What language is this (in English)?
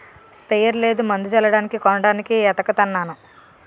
Telugu